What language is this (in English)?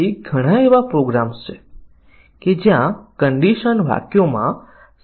Gujarati